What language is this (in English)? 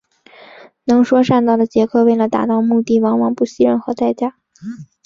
Chinese